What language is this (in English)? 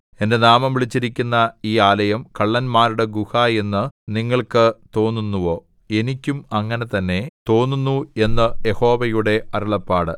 Malayalam